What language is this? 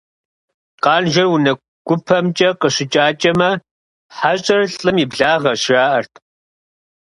Kabardian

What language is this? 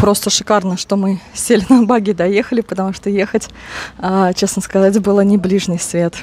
Russian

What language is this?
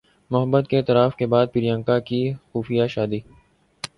Urdu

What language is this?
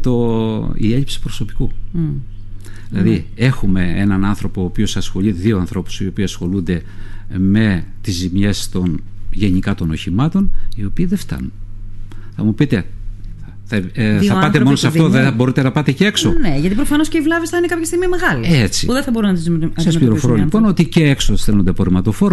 Greek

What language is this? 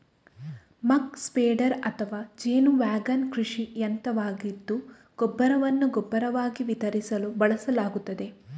Kannada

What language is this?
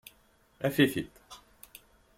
Kabyle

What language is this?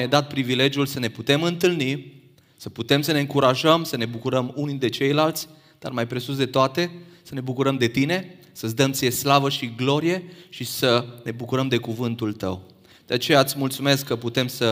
Romanian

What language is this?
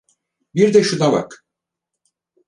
Turkish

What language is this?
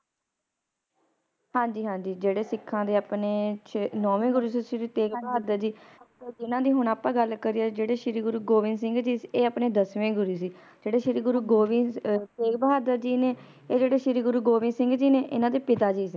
Punjabi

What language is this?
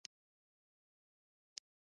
Pashto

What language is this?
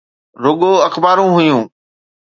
Sindhi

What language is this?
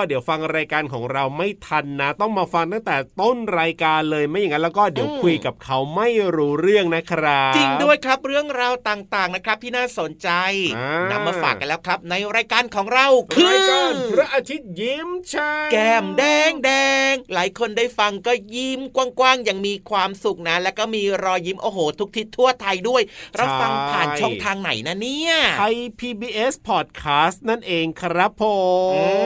Thai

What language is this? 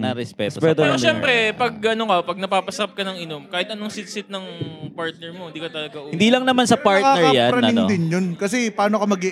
Filipino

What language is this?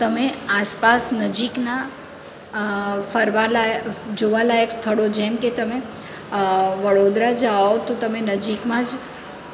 Gujarati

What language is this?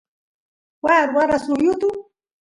Santiago del Estero Quichua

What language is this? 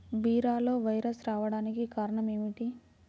Telugu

